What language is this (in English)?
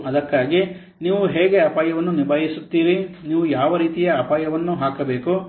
Kannada